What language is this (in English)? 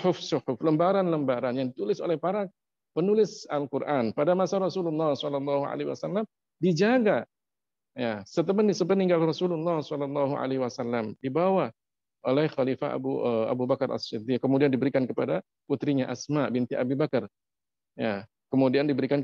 Indonesian